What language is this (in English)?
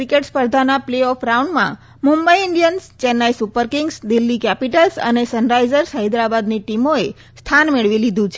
Gujarati